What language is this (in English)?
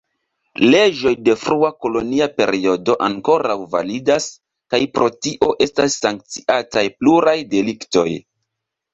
Esperanto